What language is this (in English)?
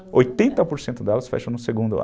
Portuguese